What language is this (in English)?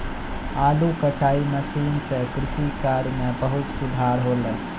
Maithili